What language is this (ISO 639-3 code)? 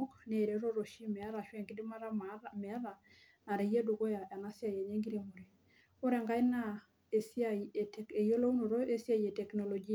mas